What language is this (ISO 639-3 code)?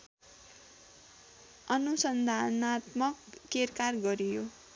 nep